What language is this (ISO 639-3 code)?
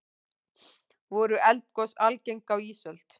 isl